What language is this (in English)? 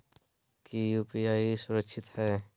Magahi